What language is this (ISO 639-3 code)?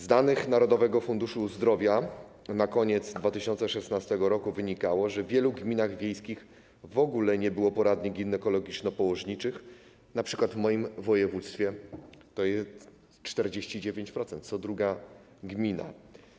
pol